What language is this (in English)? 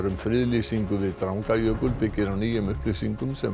Icelandic